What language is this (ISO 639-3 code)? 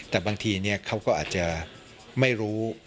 tha